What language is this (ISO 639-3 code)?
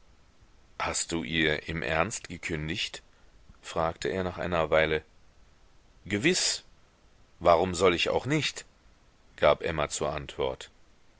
deu